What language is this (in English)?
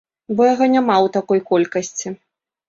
Belarusian